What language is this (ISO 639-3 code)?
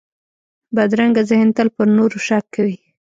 pus